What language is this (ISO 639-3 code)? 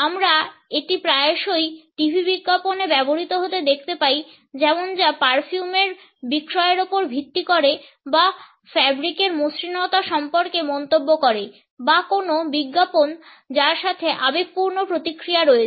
ben